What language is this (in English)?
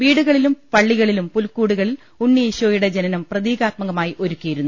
Malayalam